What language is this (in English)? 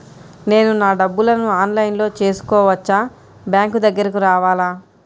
Telugu